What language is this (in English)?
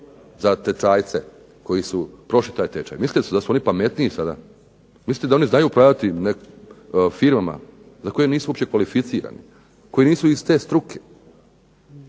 Croatian